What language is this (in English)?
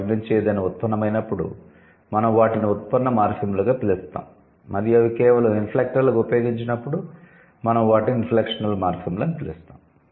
Telugu